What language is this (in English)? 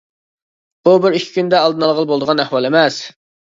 Uyghur